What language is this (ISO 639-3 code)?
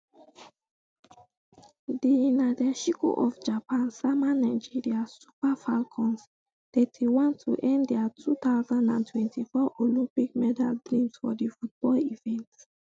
pcm